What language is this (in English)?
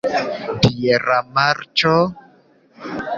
Esperanto